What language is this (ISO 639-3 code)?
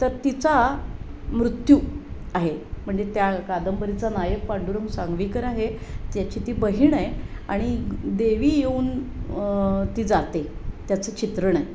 mar